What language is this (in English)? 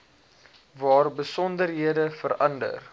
Afrikaans